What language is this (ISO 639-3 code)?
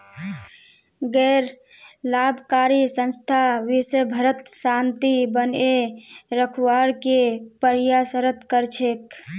mag